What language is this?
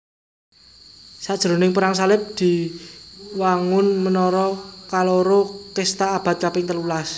Javanese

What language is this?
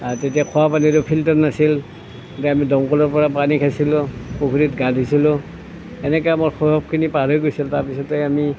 Assamese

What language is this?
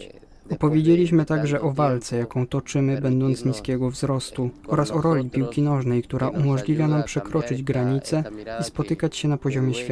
Polish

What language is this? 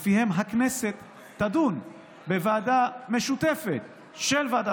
Hebrew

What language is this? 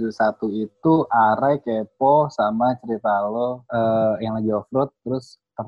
Indonesian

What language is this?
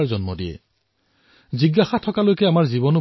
Assamese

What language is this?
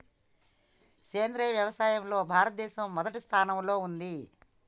Telugu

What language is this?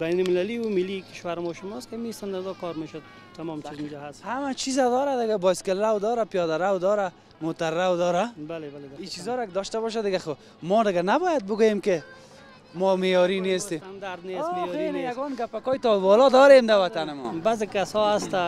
Persian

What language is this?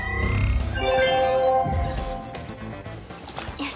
Japanese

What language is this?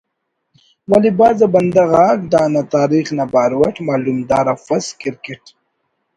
Brahui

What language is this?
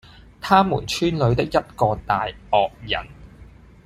Cantonese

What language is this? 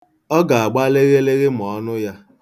Igbo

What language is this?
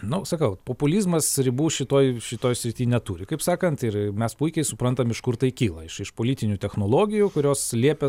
Lithuanian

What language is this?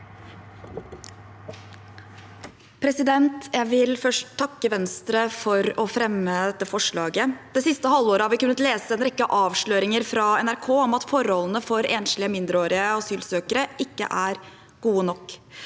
Norwegian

